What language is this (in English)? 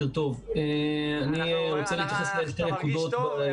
Hebrew